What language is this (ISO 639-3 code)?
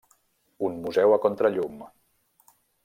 cat